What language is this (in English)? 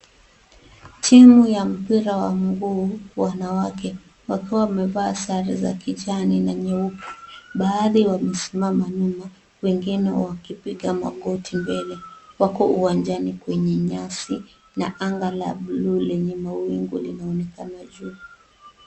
Swahili